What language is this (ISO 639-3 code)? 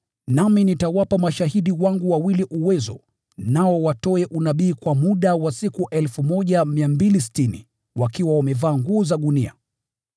swa